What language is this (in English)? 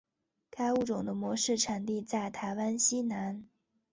Chinese